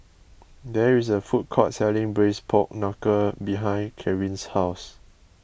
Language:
English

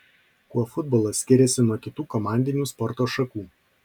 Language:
Lithuanian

